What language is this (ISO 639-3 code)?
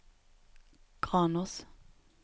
nor